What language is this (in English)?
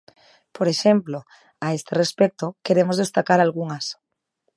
Galician